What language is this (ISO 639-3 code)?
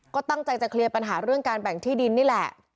tha